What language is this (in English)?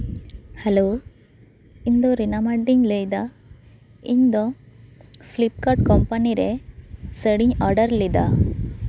Santali